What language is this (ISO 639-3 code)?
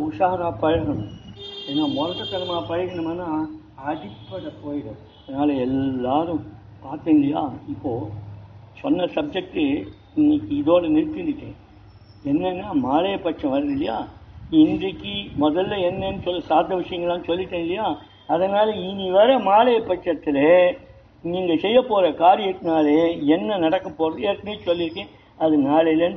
tam